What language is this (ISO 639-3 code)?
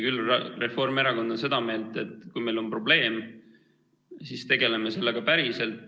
est